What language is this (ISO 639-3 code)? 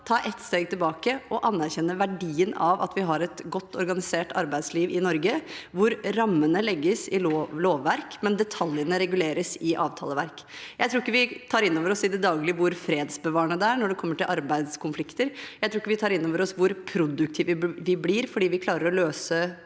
nor